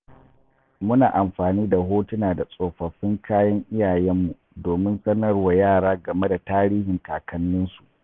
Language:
Hausa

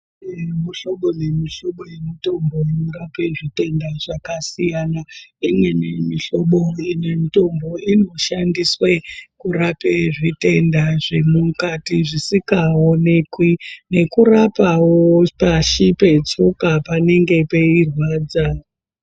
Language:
Ndau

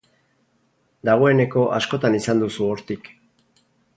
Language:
Basque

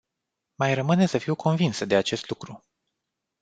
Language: Romanian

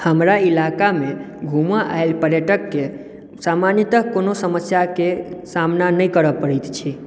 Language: Maithili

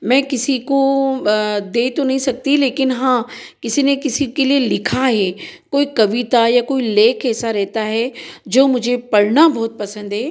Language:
Hindi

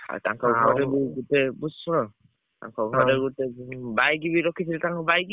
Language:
Odia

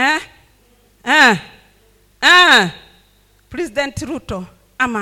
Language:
Swahili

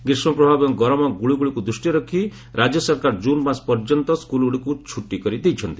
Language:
Odia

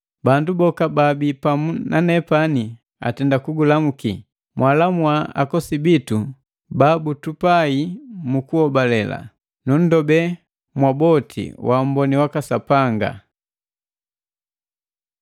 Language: Matengo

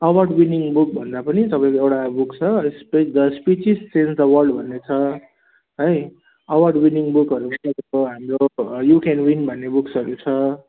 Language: Nepali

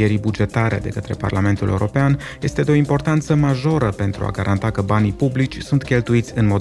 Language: Romanian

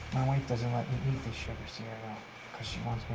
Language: English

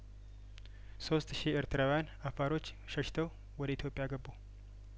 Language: Amharic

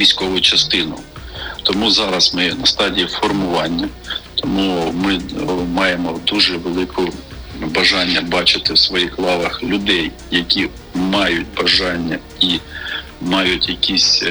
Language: Ukrainian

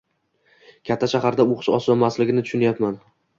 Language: Uzbek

